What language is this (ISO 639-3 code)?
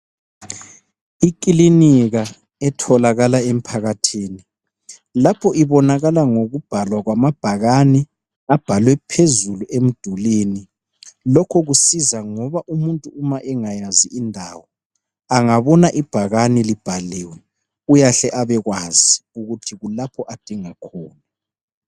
nde